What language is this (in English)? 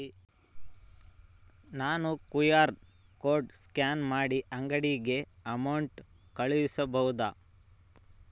Kannada